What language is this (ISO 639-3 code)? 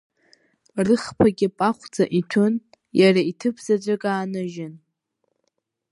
abk